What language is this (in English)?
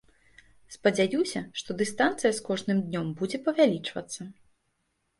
Belarusian